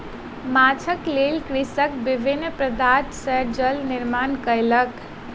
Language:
Maithili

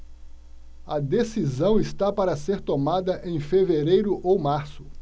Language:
Portuguese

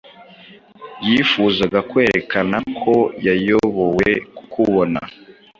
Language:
Kinyarwanda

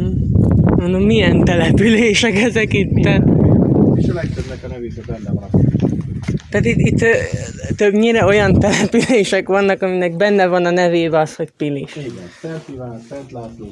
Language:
Hungarian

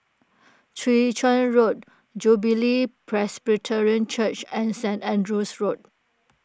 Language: English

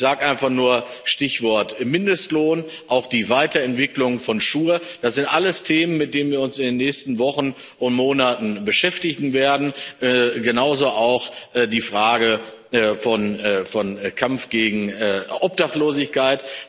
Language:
German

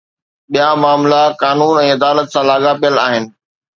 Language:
Sindhi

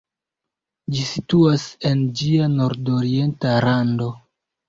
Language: Esperanto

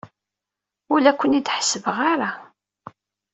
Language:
Kabyle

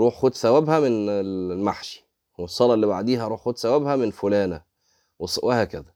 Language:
Arabic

